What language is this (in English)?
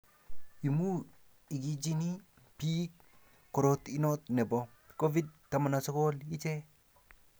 Kalenjin